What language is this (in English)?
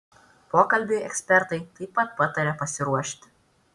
Lithuanian